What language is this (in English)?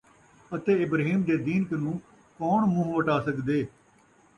Saraiki